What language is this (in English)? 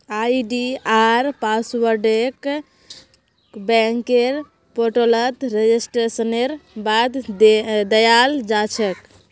Magahi